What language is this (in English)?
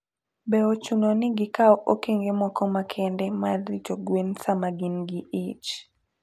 Luo (Kenya and Tanzania)